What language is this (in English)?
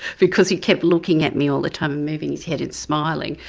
English